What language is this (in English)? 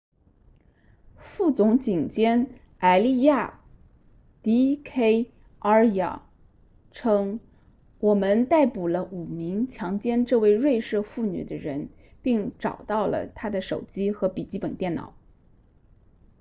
Chinese